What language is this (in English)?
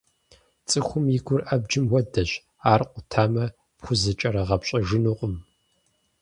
Kabardian